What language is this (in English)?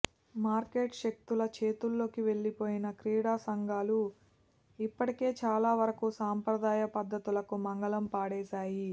Telugu